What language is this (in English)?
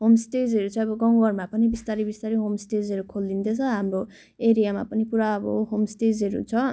Nepali